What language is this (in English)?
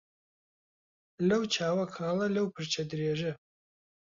Central Kurdish